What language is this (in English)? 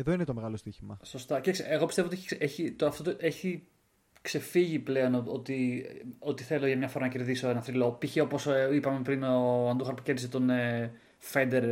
Greek